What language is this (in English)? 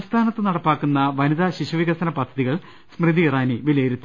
Malayalam